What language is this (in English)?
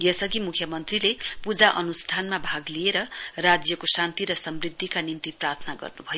Nepali